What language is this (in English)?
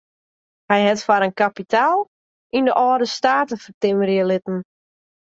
Western Frisian